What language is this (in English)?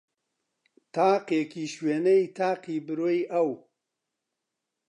Central Kurdish